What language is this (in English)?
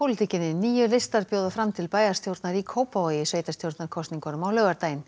Icelandic